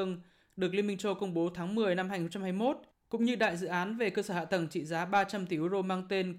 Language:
Vietnamese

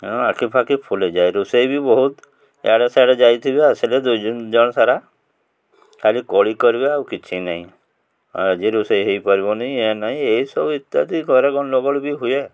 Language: Odia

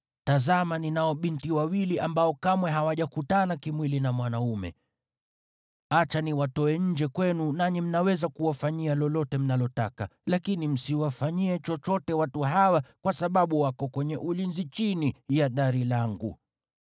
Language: Swahili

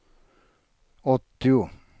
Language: Swedish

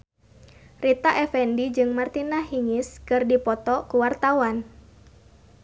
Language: Sundanese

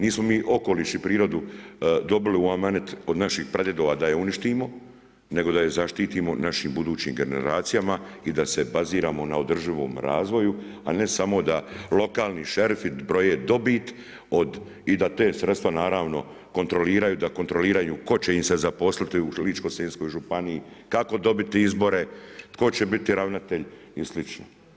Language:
Croatian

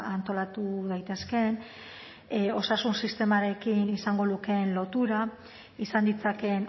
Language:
Basque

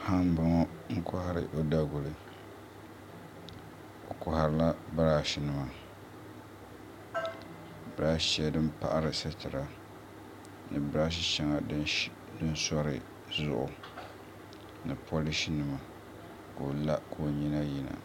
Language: Dagbani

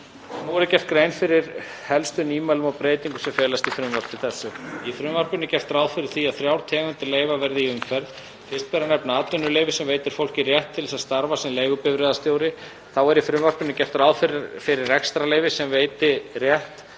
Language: Icelandic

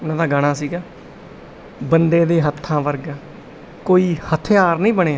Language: Punjabi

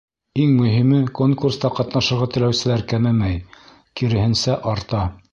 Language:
Bashkir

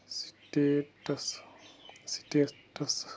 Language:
Kashmiri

